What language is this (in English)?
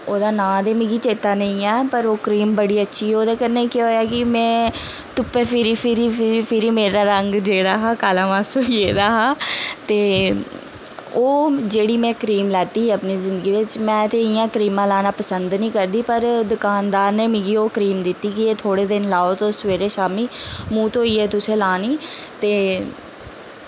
Dogri